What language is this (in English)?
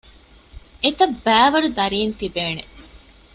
Divehi